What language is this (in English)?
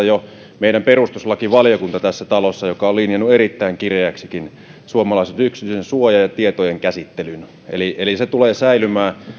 Finnish